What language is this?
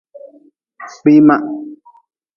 Nawdm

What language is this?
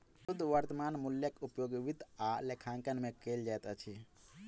Maithili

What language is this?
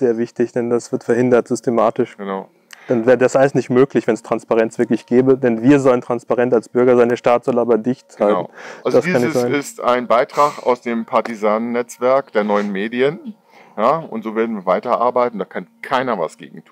German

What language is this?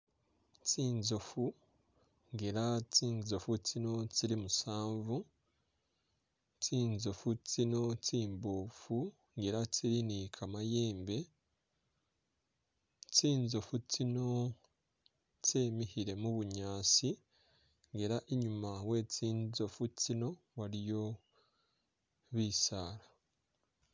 Masaaba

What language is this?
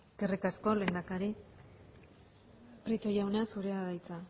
Basque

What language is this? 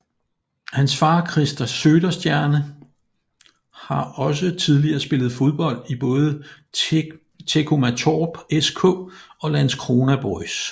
Danish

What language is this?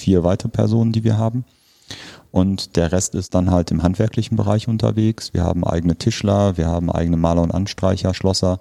German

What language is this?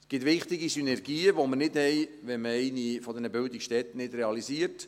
Swiss German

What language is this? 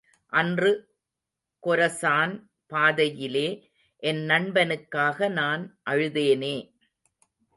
Tamil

